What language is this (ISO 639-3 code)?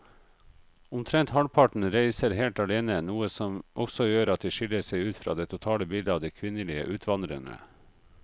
nor